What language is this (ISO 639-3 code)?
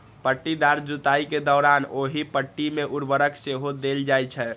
mai